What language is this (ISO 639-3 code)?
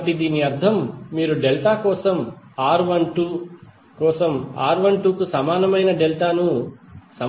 tel